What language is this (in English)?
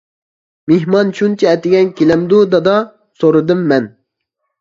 Uyghur